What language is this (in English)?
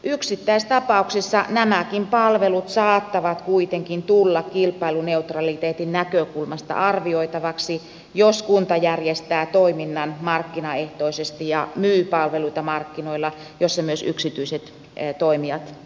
Finnish